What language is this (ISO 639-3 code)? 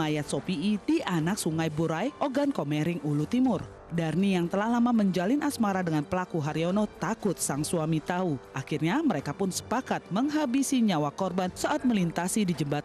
ind